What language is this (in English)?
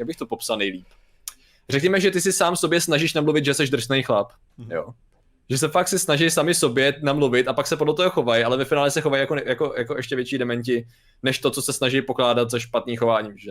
Czech